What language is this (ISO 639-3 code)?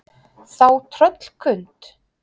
isl